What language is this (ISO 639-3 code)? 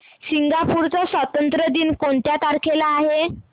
mar